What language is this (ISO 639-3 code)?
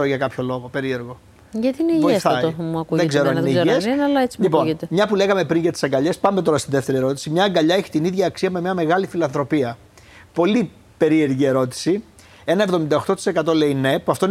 ell